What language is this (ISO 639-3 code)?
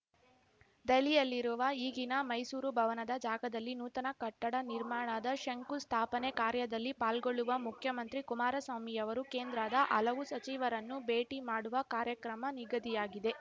kan